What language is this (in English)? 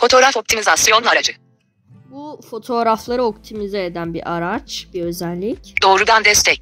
Turkish